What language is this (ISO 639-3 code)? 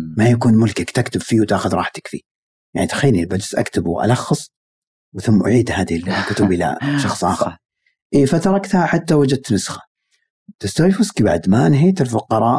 ara